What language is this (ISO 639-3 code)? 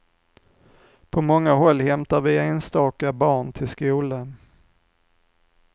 swe